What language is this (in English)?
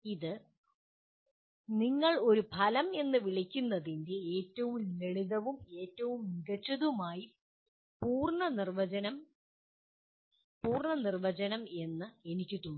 Malayalam